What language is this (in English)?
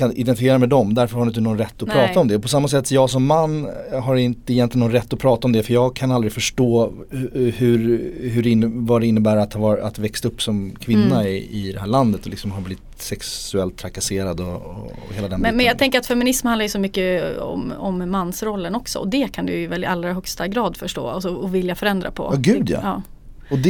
Swedish